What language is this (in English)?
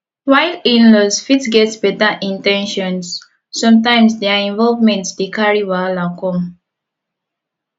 Nigerian Pidgin